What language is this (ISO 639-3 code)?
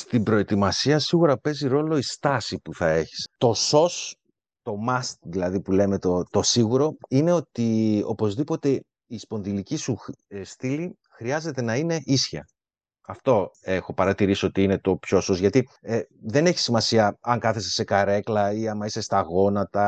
ell